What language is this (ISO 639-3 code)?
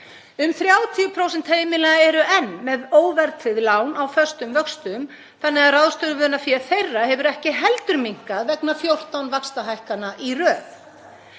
isl